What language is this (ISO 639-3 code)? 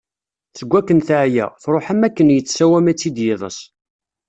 kab